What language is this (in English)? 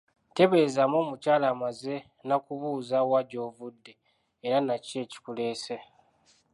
Ganda